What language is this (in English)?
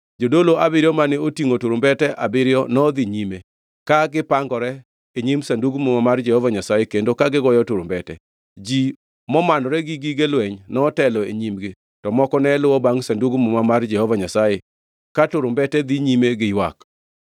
Luo (Kenya and Tanzania)